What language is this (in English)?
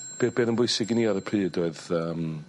Welsh